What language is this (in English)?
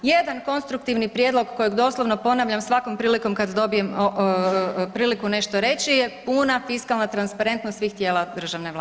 Croatian